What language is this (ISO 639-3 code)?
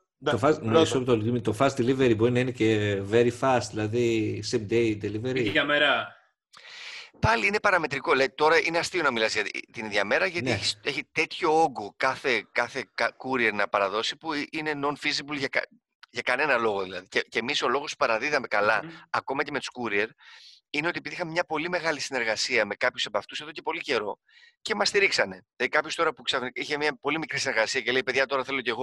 ell